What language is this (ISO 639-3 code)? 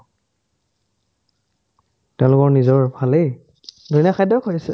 asm